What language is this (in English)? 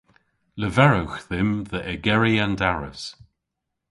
Cornish